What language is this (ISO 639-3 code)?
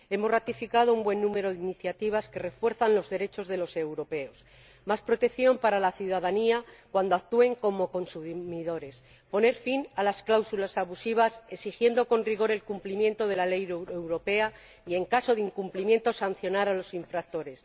spa